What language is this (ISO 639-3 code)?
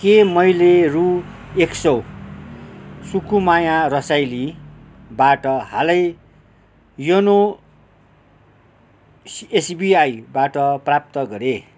nep